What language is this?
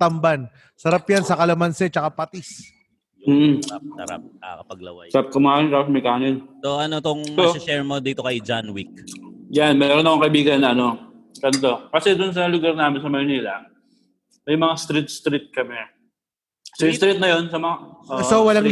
Filipino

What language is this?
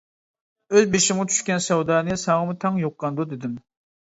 Uyghur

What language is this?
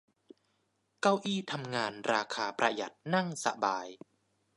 Thai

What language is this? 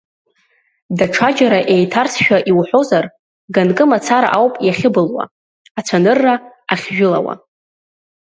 Abkhazian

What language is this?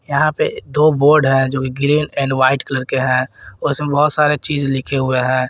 Hindi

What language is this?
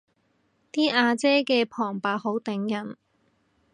Cantonese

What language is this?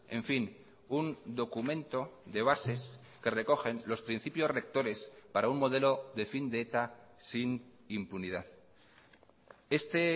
Spanish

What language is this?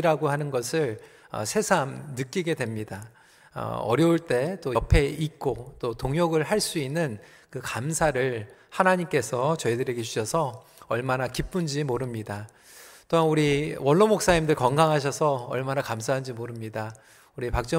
Korean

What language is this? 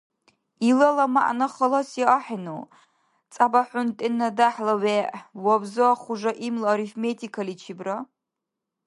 Dargwa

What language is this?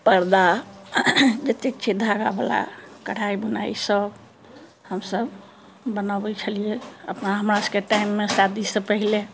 Maithili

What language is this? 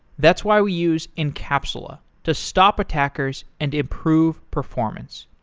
English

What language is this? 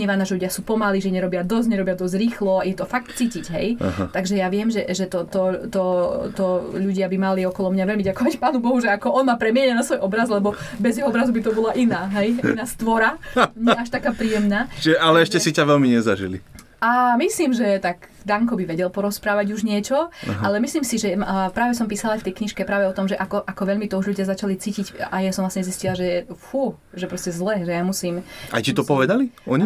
Slovak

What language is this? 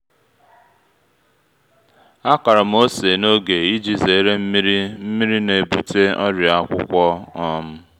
Igbo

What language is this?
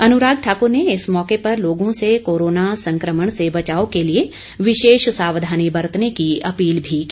Hindi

